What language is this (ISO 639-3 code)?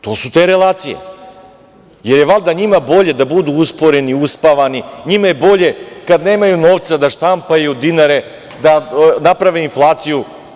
srp